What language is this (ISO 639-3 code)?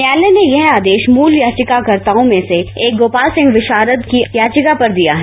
hin